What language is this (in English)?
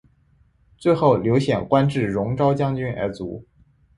Chinese